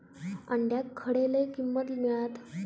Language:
Marathi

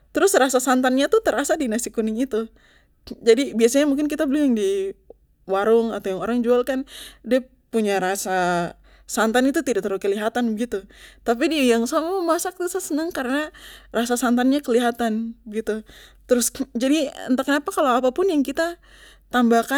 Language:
Papuan Malay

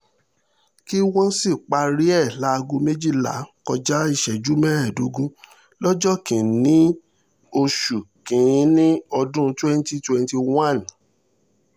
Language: Yoruba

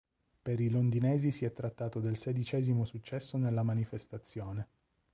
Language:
Italian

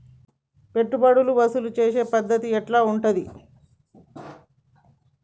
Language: Telugu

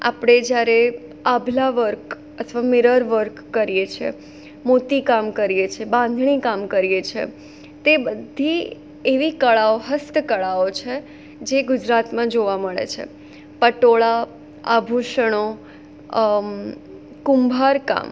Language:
Gujarati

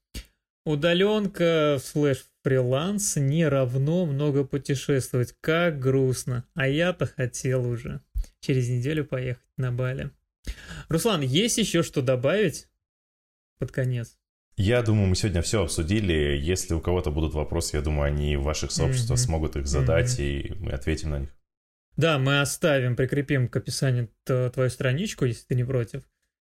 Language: Russian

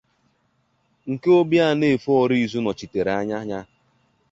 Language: Igbo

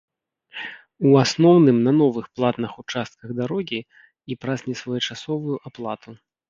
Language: Belarusian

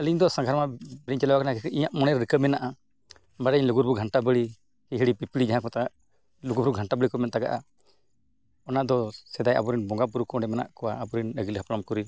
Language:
Santali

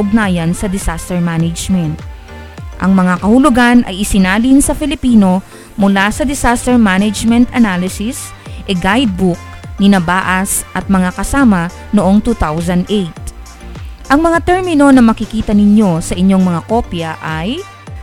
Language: Filipino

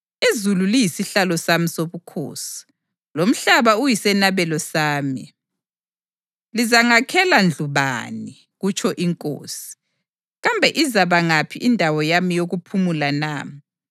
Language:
North Ndebele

